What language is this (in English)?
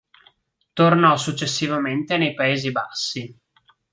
Italian